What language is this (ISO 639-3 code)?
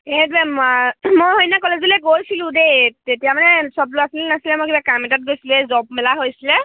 asm